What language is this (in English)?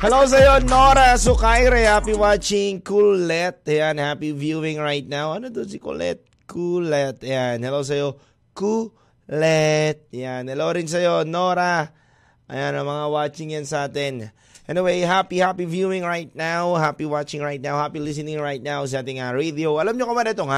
Filipino